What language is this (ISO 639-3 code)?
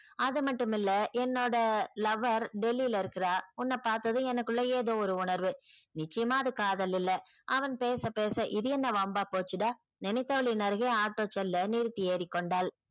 tam